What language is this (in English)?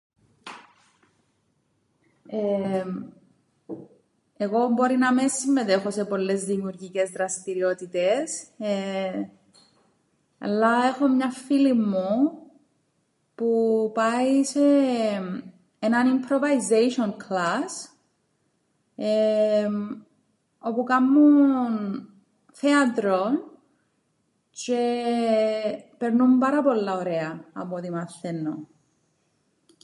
Greek